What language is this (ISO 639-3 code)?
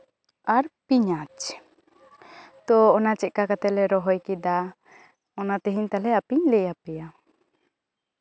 sat